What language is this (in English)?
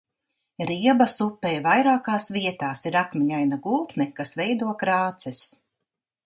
Latvian